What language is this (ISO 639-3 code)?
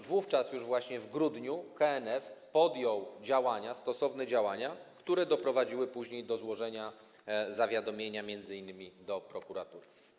pol